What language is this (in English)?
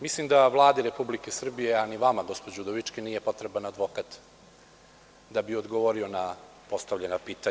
Serbian